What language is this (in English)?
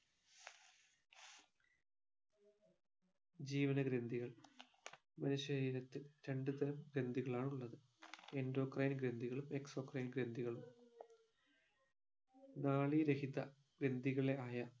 Malayalam